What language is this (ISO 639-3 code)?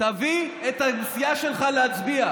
heb